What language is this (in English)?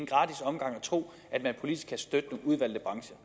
Danish